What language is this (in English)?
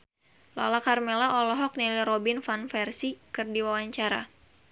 Sundanese